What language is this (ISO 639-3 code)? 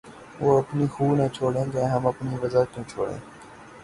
urd